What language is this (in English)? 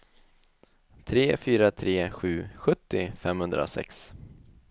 Swedish